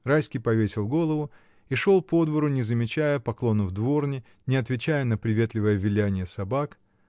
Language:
Russian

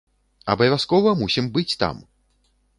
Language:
Belarusian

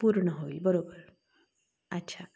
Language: Marathi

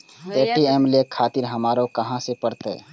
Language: Maithili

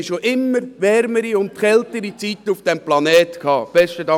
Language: Swiss German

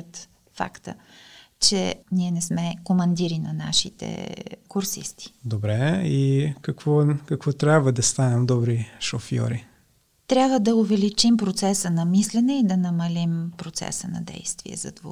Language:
Bulgarian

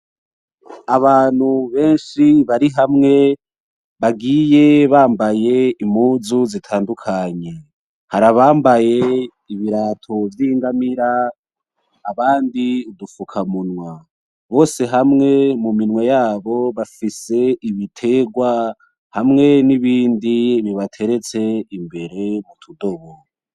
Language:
Rundi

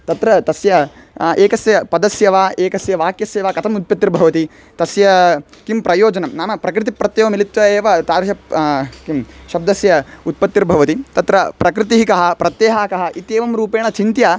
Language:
Sanskrit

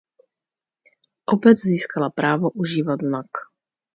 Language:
Czech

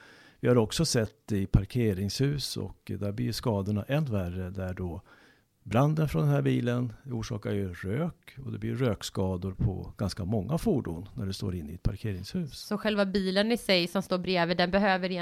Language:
Swedish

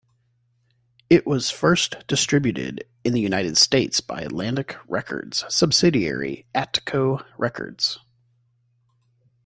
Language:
English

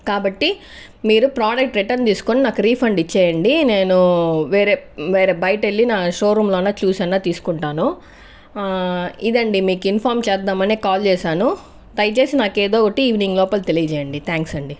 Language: Telugu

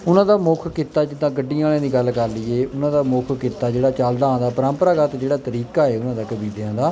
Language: Punjabi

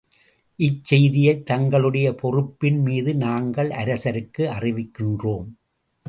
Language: Tamil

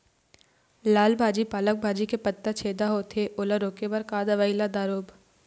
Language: Chhattisgarhi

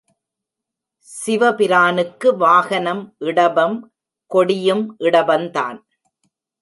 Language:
Tamil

